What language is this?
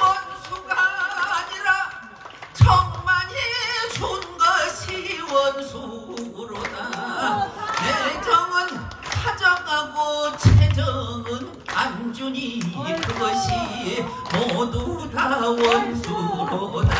Korean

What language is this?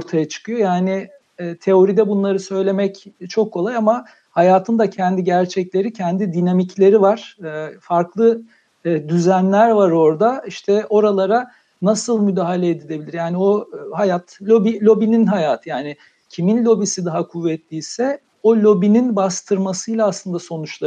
Turkish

